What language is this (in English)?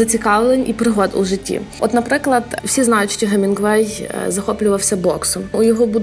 Ukrainian